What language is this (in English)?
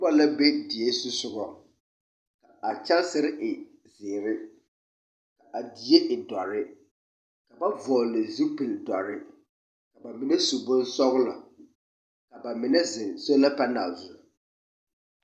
Southern Dagaare